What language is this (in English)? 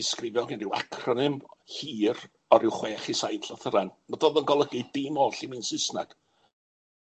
Welsh